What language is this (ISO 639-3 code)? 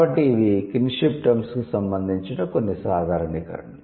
tel